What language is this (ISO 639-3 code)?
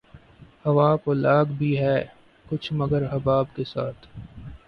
urd